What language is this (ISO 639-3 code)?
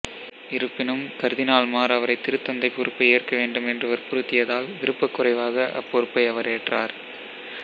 tam